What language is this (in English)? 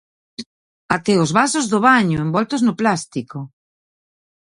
Galician